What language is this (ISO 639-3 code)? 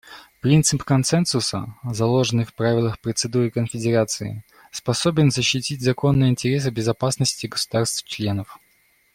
rus